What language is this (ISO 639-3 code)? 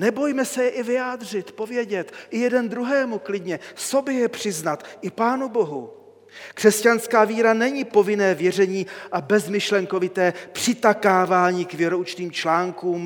ces